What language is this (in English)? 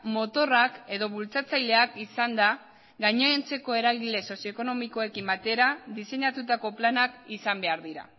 Basque